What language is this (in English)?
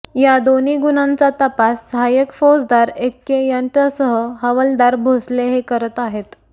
Marathi